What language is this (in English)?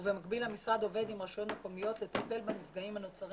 Hebrew